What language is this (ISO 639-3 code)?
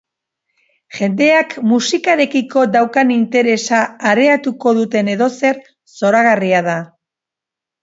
eus